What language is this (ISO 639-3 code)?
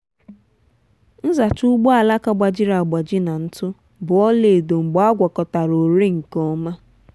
ibo